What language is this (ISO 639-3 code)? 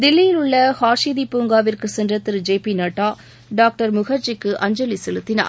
tam